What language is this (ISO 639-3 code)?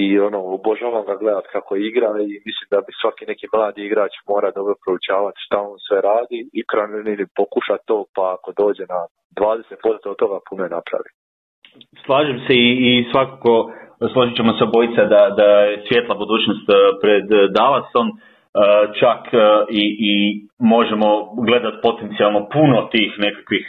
hrv